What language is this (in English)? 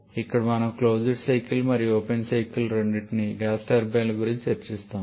Telugu